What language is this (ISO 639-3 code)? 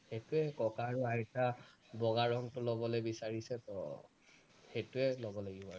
asm